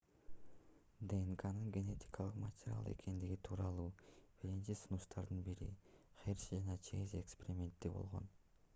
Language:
Kyrgyz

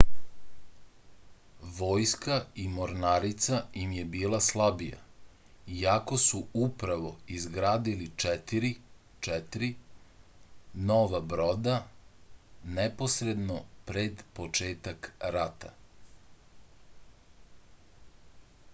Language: Serbian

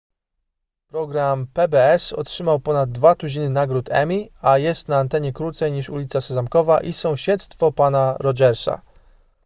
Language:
Polish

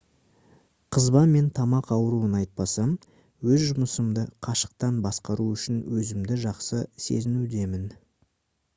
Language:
Kazakh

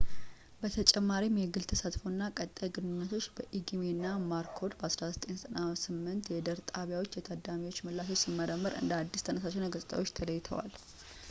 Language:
Amharic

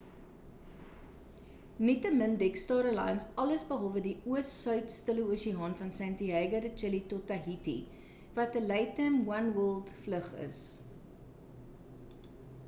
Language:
Afrikaans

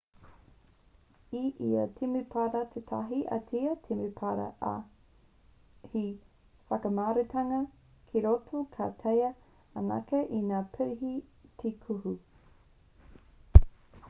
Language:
Māori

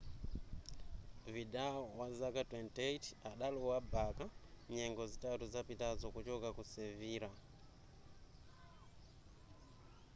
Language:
Nyanja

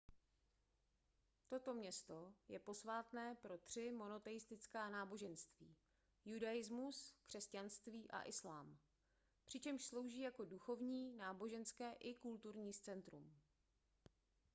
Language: Czech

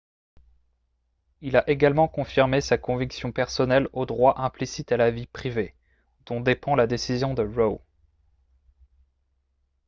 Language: French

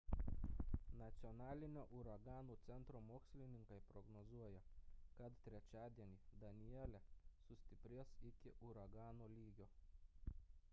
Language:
Lithuanian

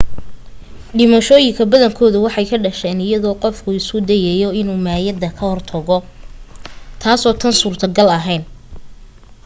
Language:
Somali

